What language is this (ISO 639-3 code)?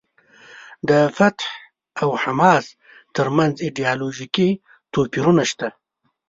pus